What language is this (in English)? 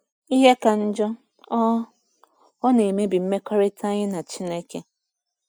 Igbo